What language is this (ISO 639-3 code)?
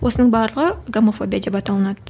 kaz